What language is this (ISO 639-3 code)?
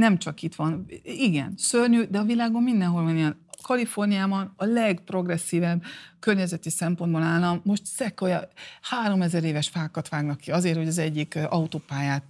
hun